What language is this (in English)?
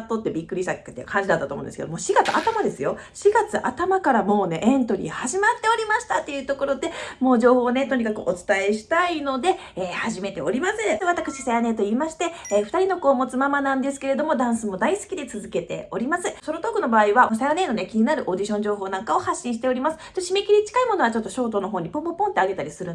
Japanese